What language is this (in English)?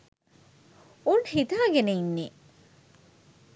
Sinhala